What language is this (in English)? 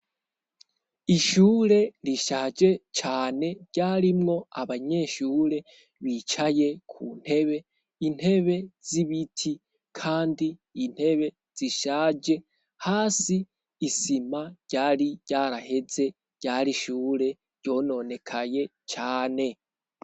Rundi